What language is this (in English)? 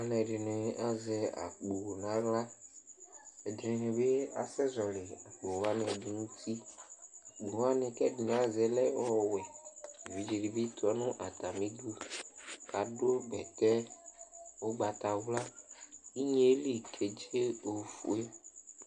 Ikposo